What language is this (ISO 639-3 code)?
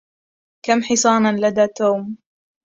ara